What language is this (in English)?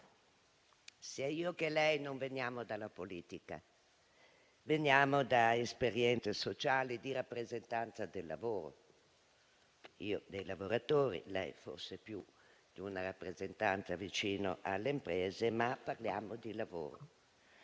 Italian